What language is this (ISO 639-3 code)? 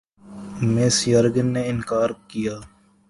urd